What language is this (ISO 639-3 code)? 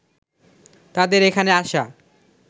ben